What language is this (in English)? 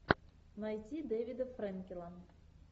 Russian